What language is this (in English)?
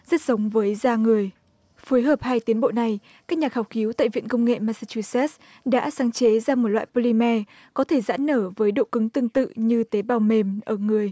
Vietnamese